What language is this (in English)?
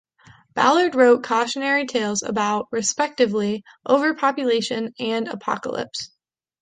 English